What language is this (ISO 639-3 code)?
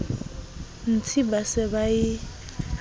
sot